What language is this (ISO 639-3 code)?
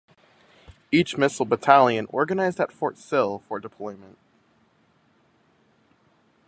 eng